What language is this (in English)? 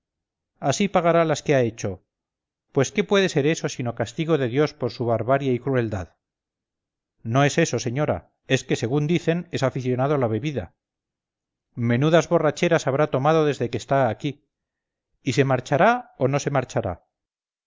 Spanish